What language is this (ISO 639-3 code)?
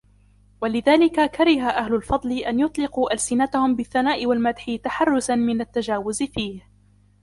ara